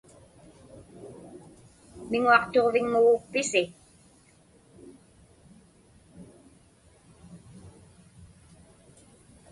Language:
Inupiaq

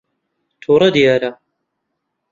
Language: Central Kurdish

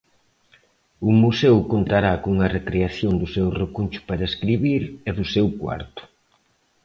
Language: Galician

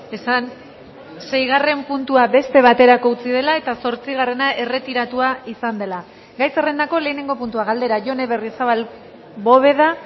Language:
Basque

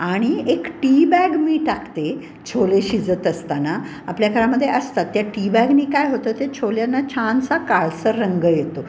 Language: Marathi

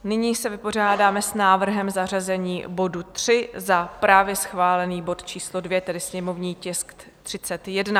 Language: Czech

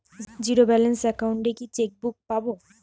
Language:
Bangla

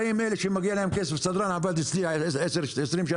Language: Hebrew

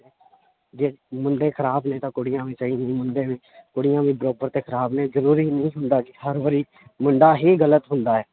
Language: Punjabi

